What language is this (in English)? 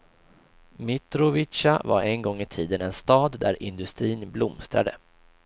Swedish